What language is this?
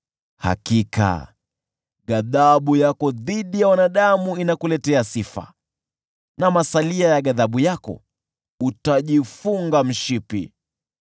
Swahili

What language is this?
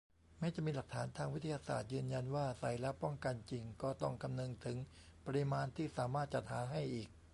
Thai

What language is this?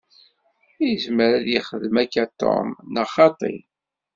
Kabyle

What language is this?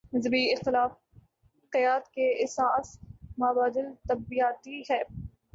Urdu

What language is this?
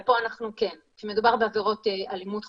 Hebrew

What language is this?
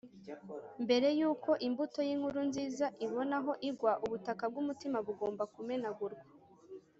Kinyarwanda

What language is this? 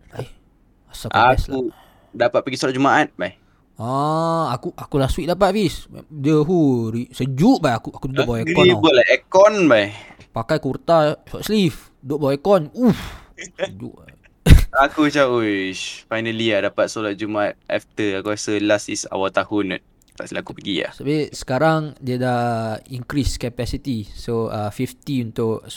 Malay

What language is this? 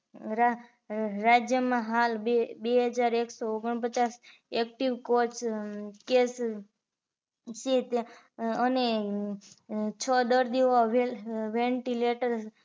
Gujarati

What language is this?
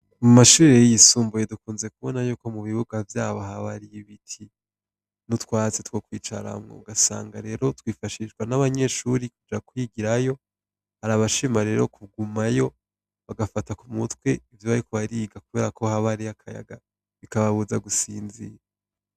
Rundi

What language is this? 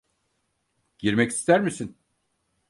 Turkish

